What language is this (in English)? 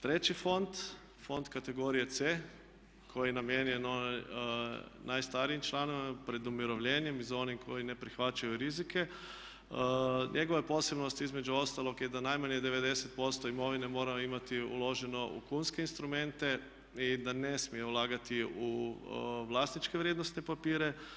Croatian